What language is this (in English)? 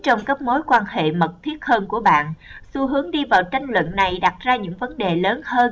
Vietnamese